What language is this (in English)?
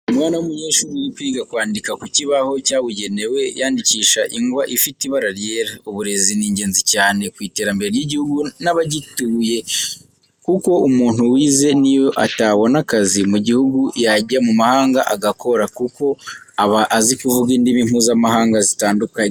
Kinyarwanda